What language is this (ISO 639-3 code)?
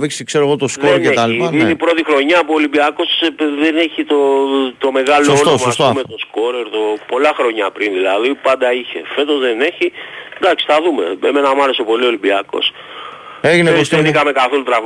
ell